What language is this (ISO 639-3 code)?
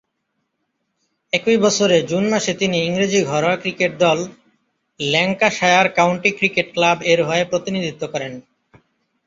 ben